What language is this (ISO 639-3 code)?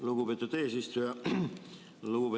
est